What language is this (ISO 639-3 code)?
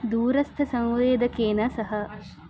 san